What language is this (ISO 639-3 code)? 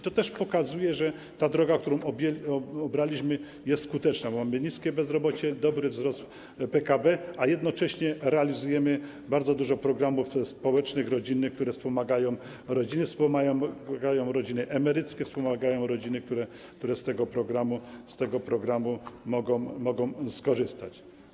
pol